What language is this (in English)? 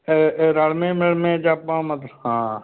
Punjabi